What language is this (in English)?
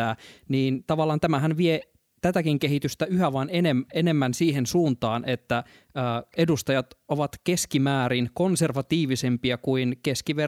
Finnish